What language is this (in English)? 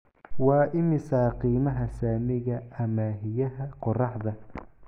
Somali